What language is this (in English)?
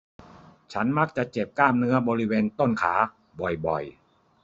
Thai